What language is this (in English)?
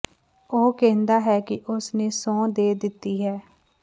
Punjabi